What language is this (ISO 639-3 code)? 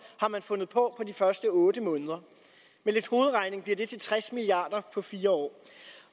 dan